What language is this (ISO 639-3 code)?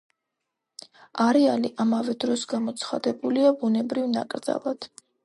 kat